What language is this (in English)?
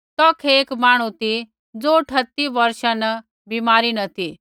Kullu Pahari